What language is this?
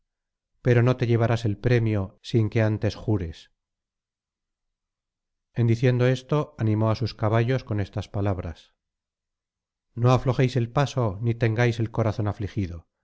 Spanish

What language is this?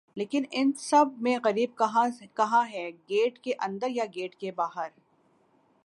Urdu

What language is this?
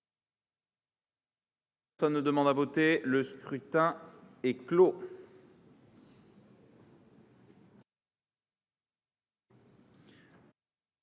French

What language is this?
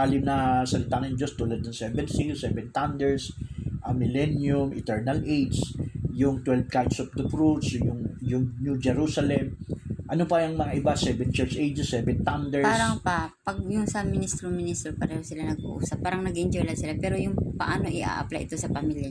Filipino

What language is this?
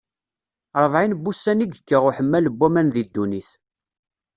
Kabyle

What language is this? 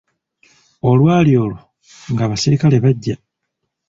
Ganda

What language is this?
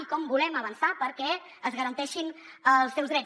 Catalan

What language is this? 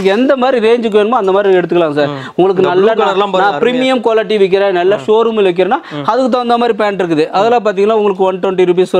Indonesian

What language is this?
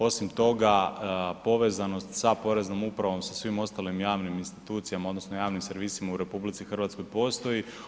Croatian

